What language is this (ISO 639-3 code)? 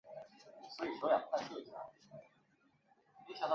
zho